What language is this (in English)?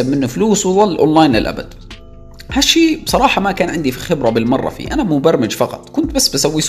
Arabic